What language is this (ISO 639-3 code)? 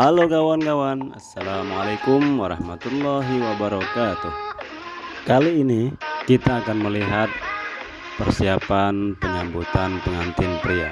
ind